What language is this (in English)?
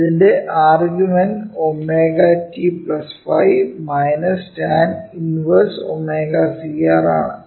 Malayalam